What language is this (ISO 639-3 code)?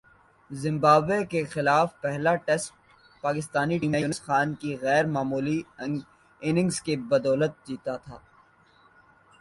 urd